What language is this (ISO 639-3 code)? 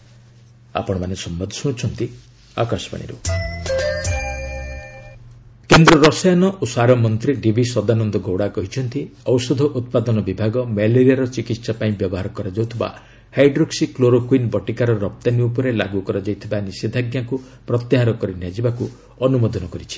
ori